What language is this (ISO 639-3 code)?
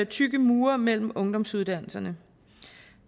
dan